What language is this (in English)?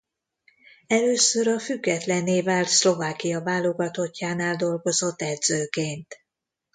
Hungarian